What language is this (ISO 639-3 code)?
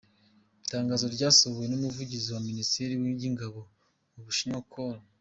kin